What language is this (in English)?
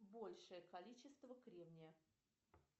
Russian